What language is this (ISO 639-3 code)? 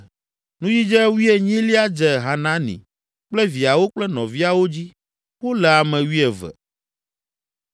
ewe